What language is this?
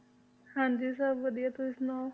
Punjabi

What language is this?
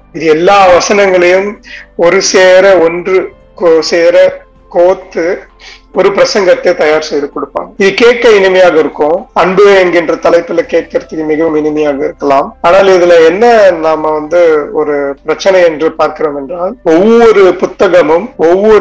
Tamil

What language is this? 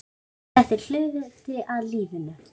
Icelandic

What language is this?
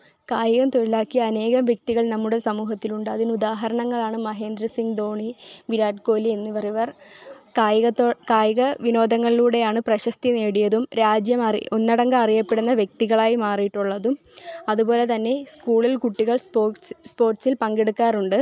Malayalam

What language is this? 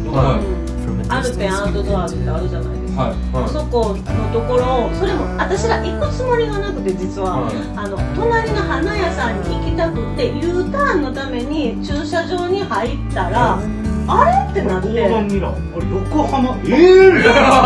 Japanese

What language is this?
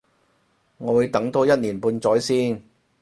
Cantonese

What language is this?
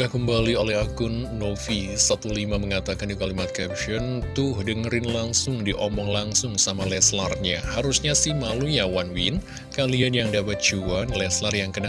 Indonesian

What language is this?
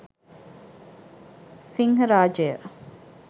Sinhala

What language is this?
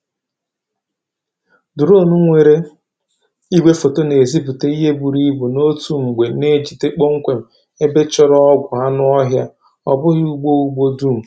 Igbo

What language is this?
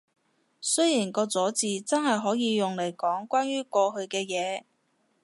Cantonese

